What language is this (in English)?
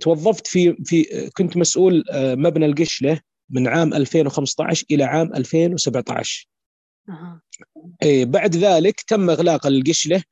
Arabic